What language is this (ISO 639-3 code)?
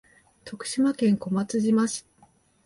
jpn